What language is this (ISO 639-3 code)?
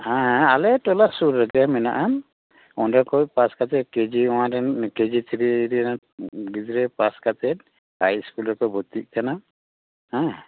sat